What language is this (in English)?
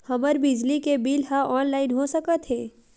Chhattisgarhi